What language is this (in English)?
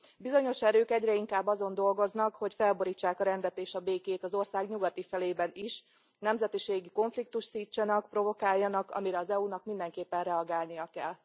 Hungarian